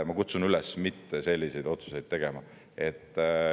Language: Estonian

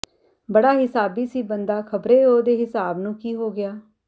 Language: Punjabi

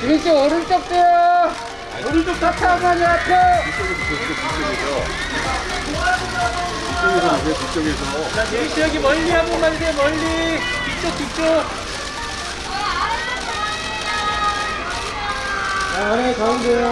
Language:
Korean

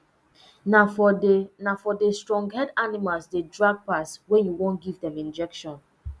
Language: Nigerian Pidgin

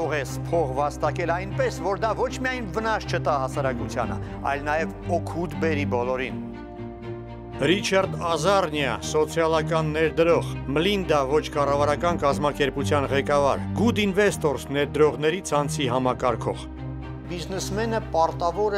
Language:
Romanian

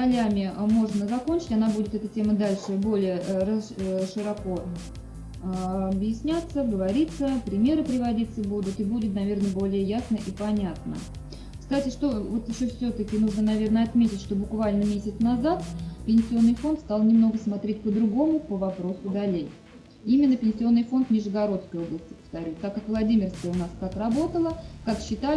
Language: Russian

